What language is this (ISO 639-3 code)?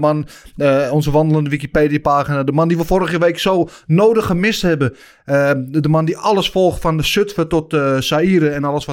nld